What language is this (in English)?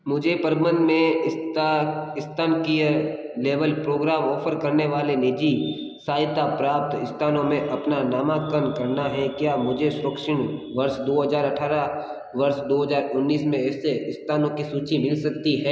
Hindi